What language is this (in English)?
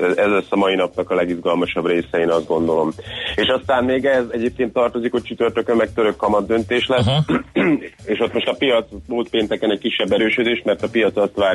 Hungarian